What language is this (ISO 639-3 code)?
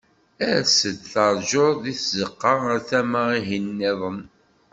kab